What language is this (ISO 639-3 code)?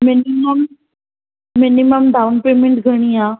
snd